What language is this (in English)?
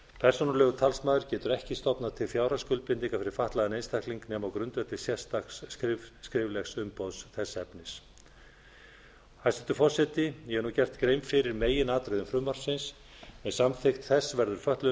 Icelandic